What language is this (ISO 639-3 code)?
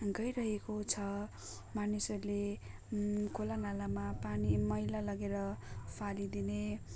nep